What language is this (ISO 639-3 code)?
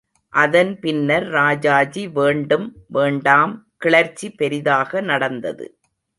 tam